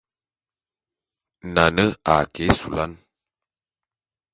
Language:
Bulu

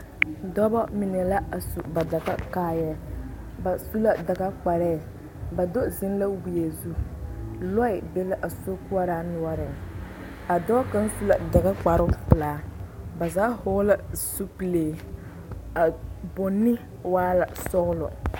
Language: Southern Dagaare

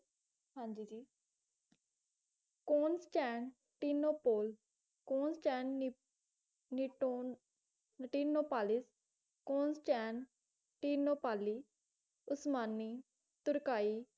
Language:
Punjabi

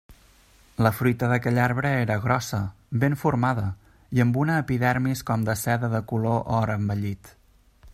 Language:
Catalan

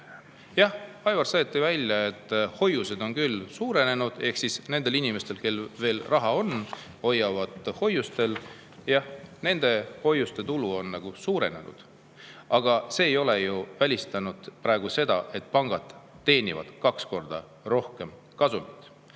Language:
Estonian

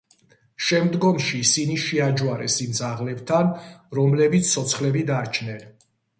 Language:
Georgian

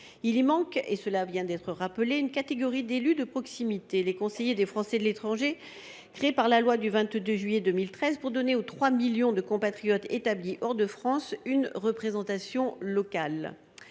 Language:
French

